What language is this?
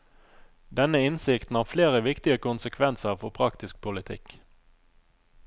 Norwegian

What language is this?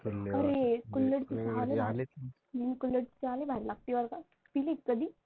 Marathi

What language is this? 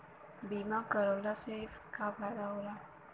Bhojpuri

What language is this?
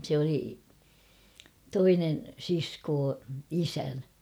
Finnish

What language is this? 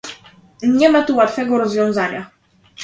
Polish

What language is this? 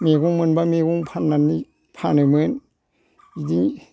Bodo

